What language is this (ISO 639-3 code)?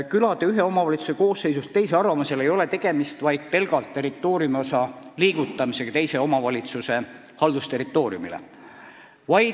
est